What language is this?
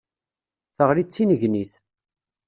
Kabyle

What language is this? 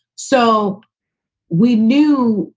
English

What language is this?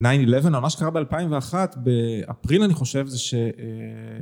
Hebrew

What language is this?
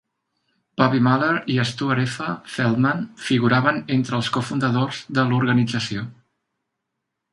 Catalan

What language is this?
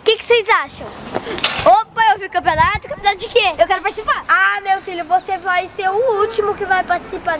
Portuguese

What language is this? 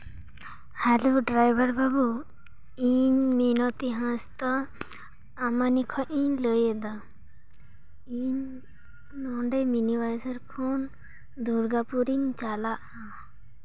Santali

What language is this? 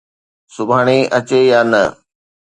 Sindhi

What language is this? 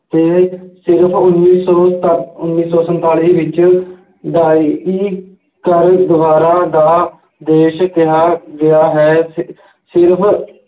Punjabi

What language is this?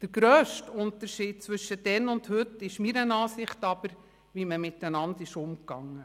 Swiss German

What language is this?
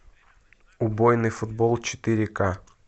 Russian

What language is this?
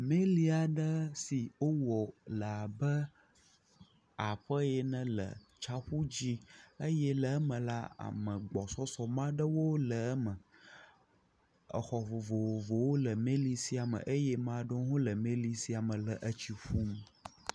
Ewe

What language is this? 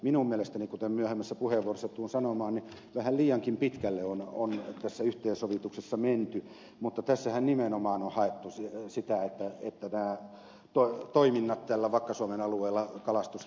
Finnish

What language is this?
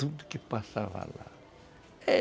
Portuguese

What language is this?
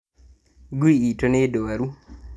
Kikuyu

